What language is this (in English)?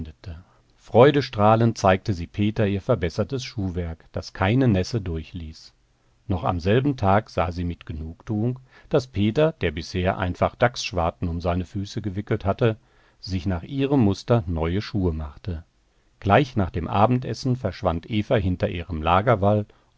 German